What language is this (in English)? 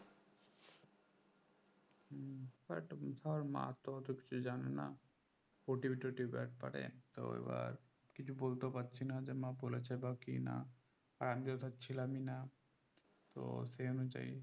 Bangla